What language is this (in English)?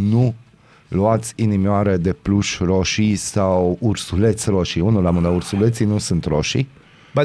Romanian